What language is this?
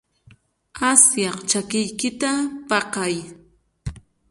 Chiquián Ancash Quechua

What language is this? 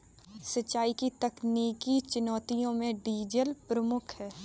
Hindi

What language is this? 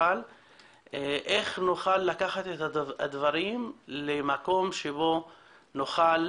Hebrew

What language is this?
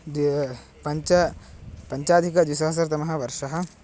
Sanskrit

